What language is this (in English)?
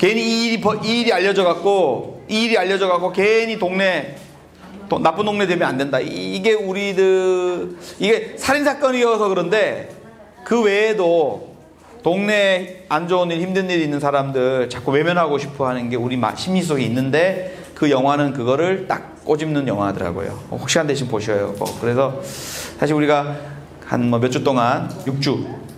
Korean